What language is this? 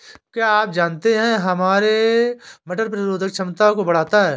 Hindi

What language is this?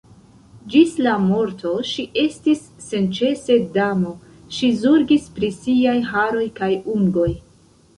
Esperanto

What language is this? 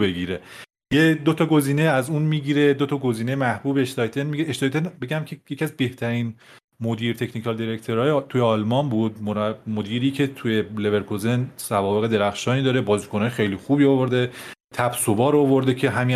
Persian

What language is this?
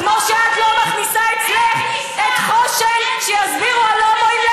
Hebrew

